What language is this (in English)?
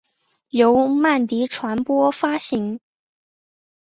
Chinese